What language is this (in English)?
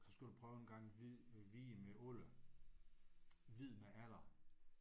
Danish